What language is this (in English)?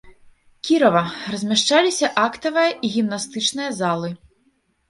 Belarusian